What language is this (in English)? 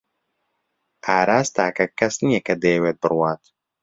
Central Kurdish